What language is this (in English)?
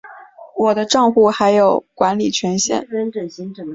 Chinese